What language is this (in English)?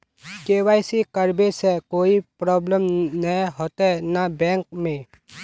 Magahi